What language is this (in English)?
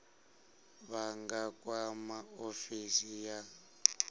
Venda